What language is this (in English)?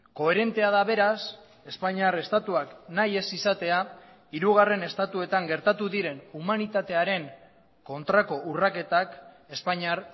Basque